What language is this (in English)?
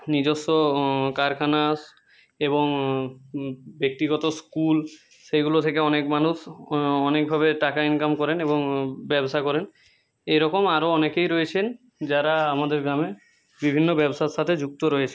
Bangla